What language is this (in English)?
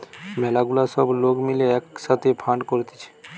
Bangla